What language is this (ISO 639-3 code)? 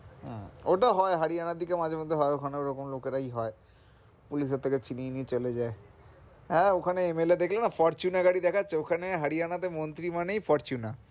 ben